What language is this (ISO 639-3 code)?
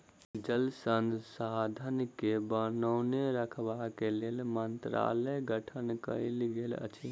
mai